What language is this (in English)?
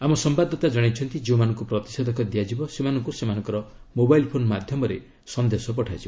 Odia